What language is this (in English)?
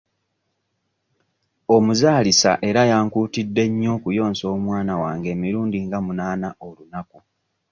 Ganda